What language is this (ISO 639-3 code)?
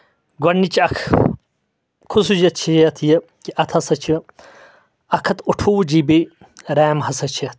kas